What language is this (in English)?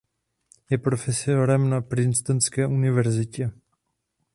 Czech